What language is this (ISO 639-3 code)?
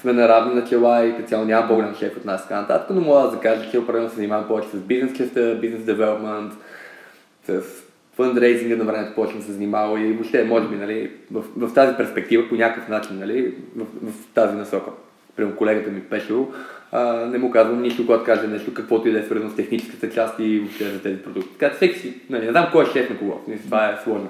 bul